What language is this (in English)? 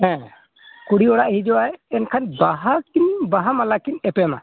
Santali